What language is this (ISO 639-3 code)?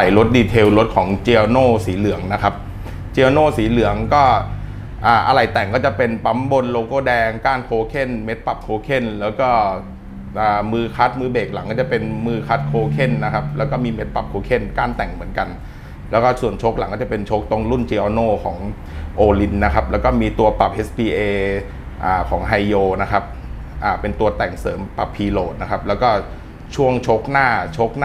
tha